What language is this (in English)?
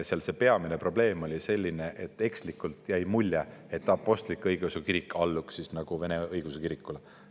Estonian